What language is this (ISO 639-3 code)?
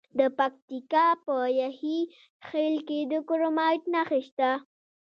pus